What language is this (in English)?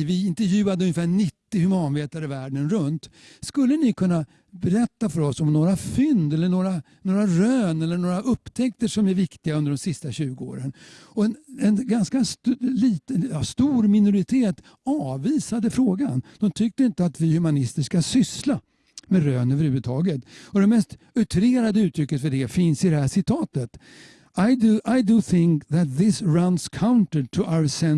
Swedish